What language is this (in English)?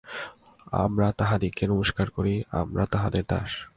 Bangla